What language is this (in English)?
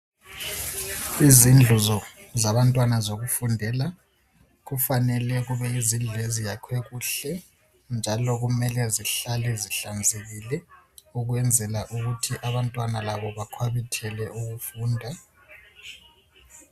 North Ndebele